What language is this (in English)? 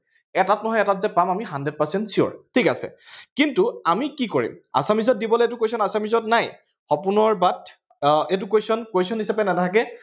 Assamese